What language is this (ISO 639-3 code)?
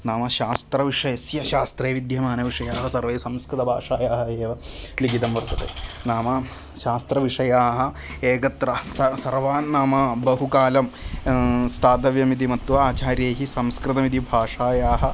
san